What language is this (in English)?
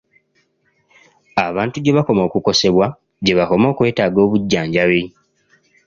Ganda